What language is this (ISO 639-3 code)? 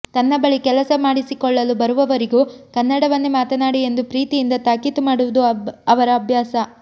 kan